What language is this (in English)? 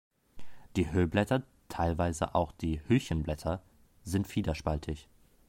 German